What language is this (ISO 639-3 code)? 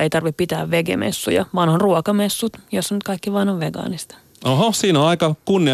fin